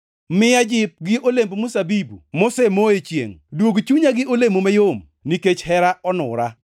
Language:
Luo (Kenya and Tanzania)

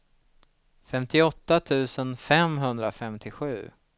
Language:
Swedish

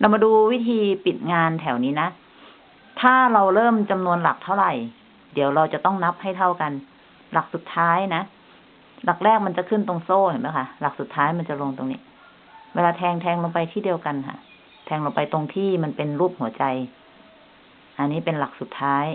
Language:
Thai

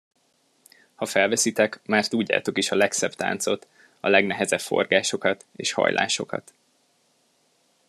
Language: Hungarian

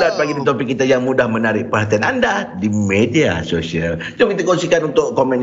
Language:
Malay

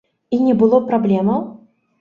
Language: Belarusian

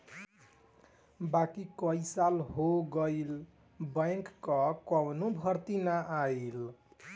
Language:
Bhojpuri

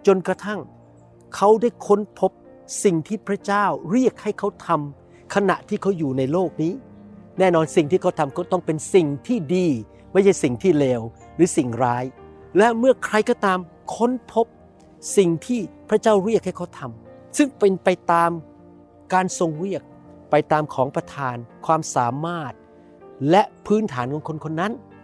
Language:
Thai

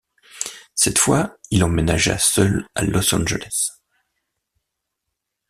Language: French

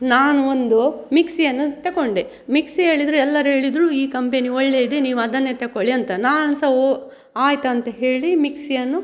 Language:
Kannada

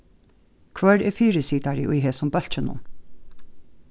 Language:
Faroese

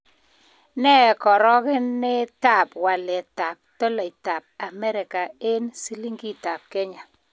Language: Kalenjin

